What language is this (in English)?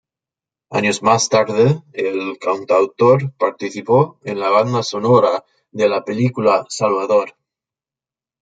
Spanish